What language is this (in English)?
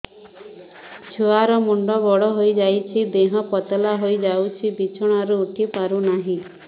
Odia